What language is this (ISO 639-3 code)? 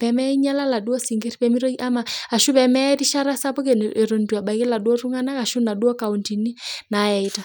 mas